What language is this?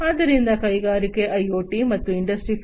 Kannada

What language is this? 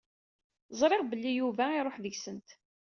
Kabyle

